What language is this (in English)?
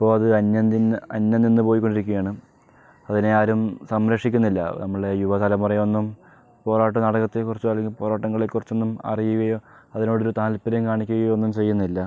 Malayalam